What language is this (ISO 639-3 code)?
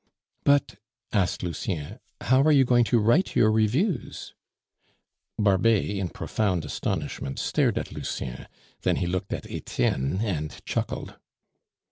eng